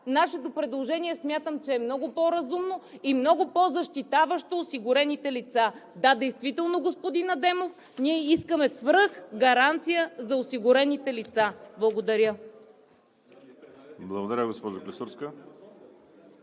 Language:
Bulgarian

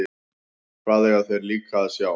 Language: Icelandic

